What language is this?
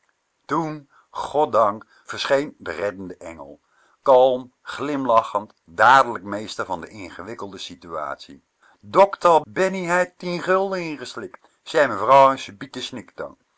Dutch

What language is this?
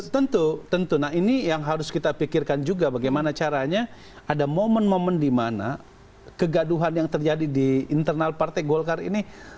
Indonesian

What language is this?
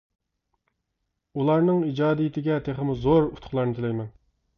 Uyghur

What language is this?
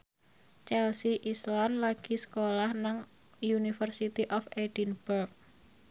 Javanese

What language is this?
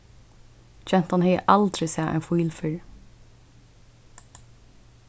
Faroese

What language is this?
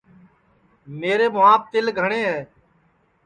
Sansi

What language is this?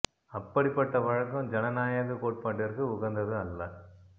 Tamil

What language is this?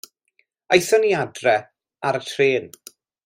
Welsh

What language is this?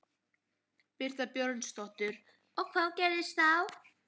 Icelandic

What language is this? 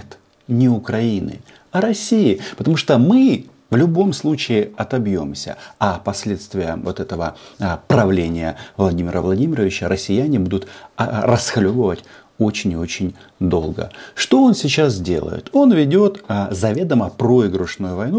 Russian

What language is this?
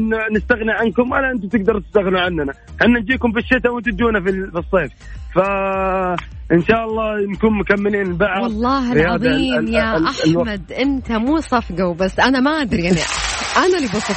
Arabic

